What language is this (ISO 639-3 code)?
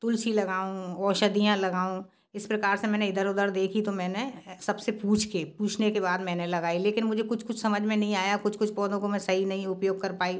hin